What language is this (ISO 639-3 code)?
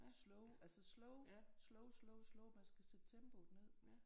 dan